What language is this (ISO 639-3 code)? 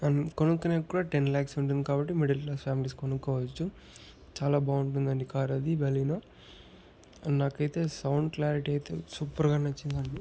tel